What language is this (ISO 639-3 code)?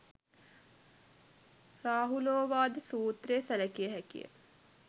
sin